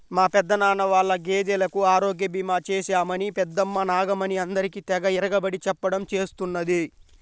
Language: Telugu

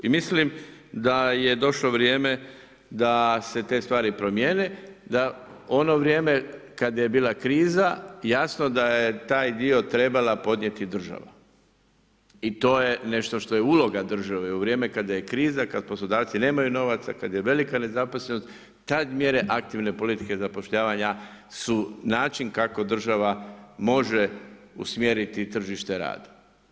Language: Croatian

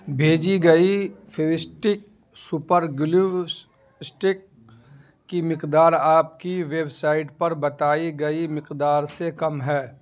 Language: Urdu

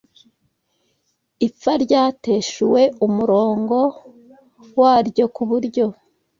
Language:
Kinyarwanda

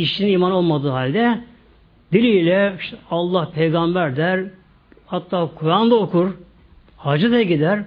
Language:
Turkish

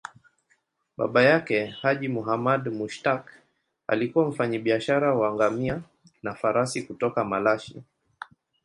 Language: Swahili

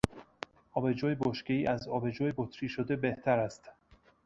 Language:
Persian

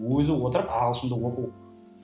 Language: Kazakh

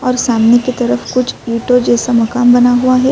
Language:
Urdu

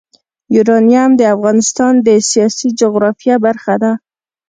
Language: Pashto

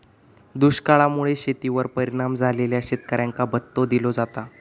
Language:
Marathi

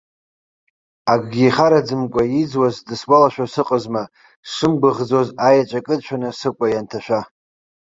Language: Abkhazian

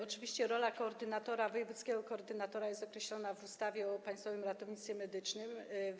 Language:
Polish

